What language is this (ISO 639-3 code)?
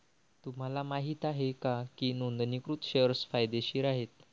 mar